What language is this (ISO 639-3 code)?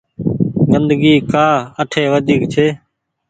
gig